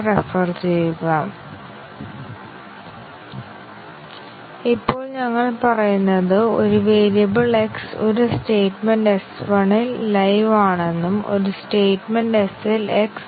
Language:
Malayalam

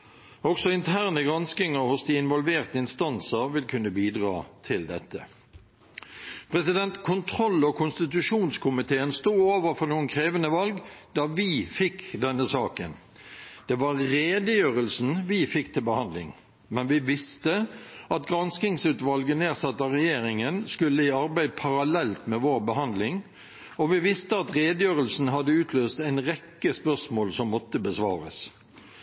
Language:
Norwegian Bokmål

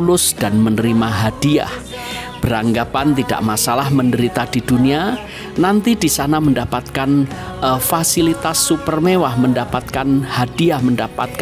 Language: Indonesian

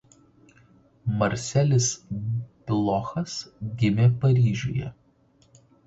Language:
Lithuanian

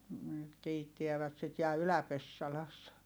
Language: Finnish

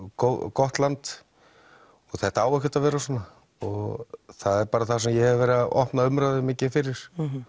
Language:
Icelandic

